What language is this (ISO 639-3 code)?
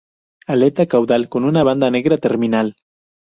spa